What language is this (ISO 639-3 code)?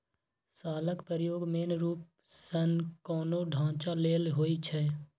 mai